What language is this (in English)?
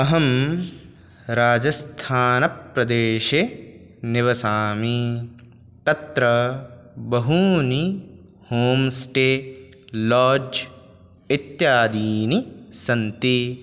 Sanskrit